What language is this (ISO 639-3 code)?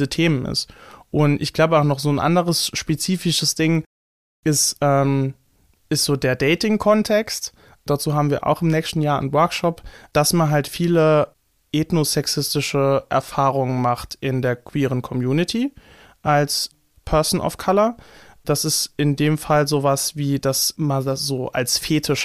deu